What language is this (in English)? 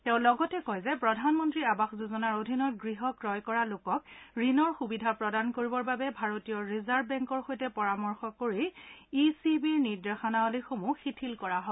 Assamese